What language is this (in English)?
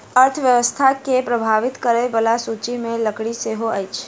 Maithili